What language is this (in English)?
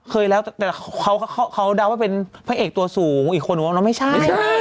Thai